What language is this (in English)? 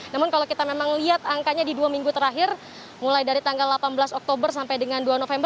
Indonesian